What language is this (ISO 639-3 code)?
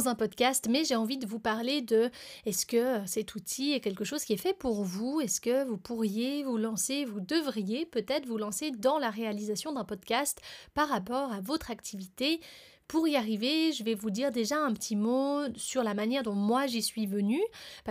fra